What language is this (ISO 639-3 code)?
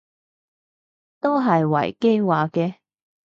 yue